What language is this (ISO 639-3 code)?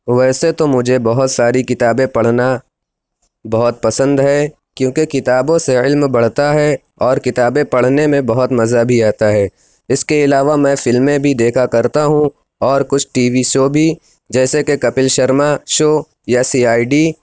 urd